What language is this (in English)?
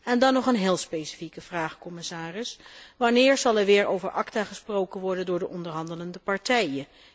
Dutch